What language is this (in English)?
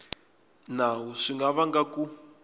Tsonga